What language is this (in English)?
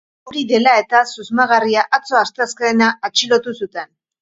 Basque